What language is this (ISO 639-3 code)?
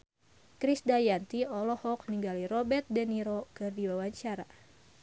sun